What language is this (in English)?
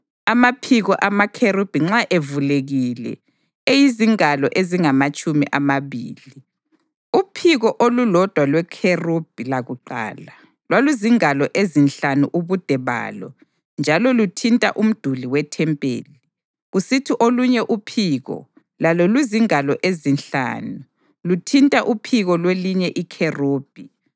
North Ndebele